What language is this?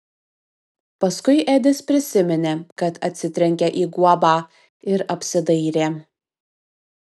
Lithuanian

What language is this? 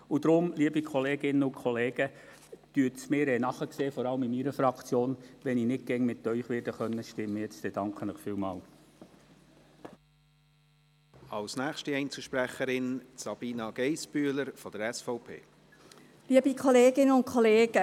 Swiss German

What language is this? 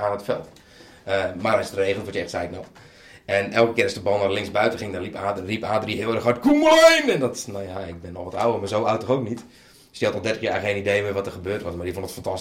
Dutch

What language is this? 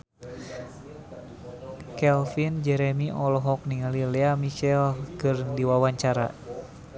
Sundanese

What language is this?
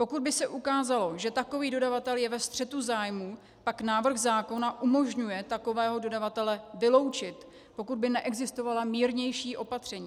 Czech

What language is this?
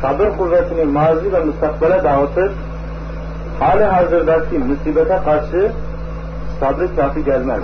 Turkish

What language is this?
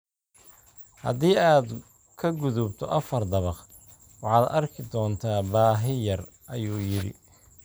Somali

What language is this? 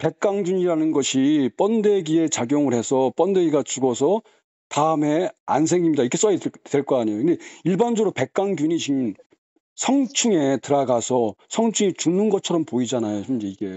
Korean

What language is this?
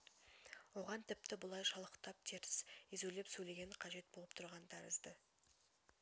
Kazakh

